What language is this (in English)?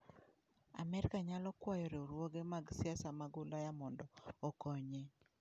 Luo (Kenya and Tanzania)